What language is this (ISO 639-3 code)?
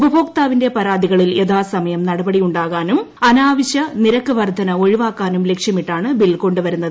mal